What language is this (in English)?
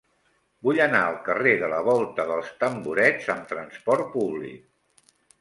Catalan